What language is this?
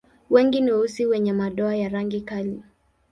Swahili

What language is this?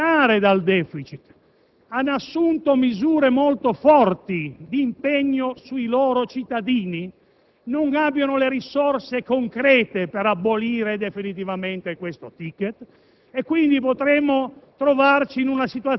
Italian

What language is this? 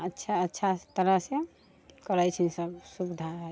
Maithili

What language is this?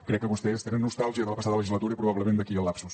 Catalan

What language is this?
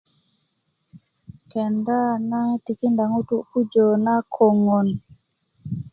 Kuku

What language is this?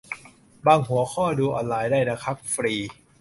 Thai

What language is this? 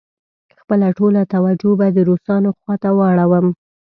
Pashto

